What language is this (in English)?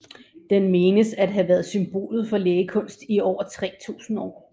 Danish